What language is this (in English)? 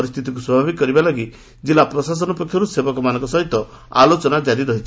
Odia